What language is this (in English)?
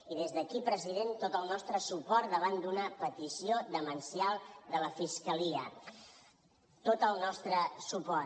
Catalan